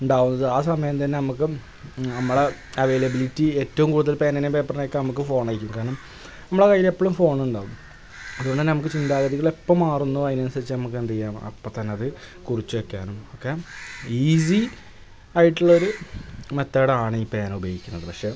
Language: Malayalam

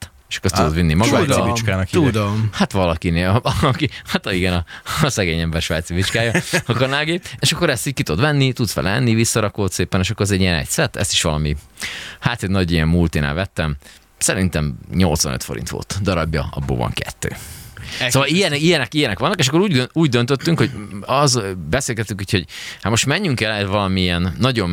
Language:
Hungarian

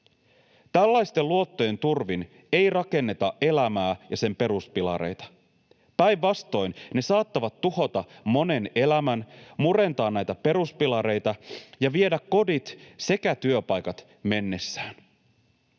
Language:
Finnish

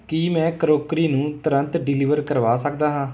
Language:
Punjabi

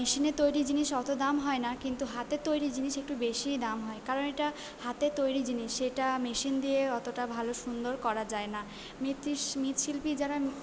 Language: Bangla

